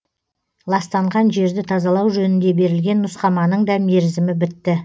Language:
Kazakh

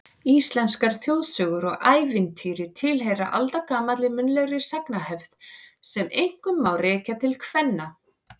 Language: Icelandic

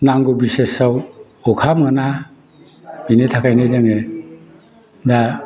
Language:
Bodo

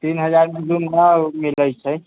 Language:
Maithili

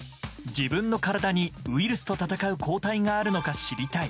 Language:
Japanese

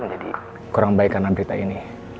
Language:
Indonesian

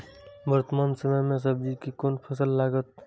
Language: Maithili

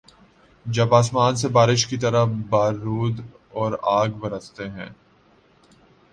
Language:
Urdu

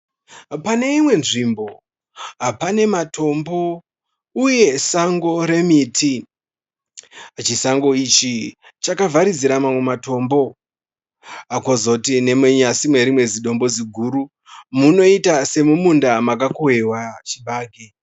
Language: Shona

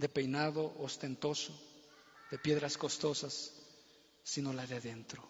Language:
Spanish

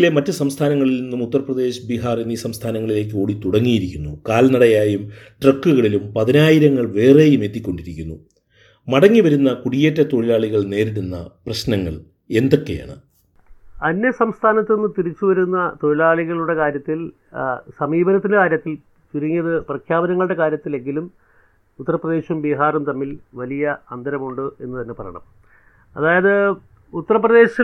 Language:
Malayalam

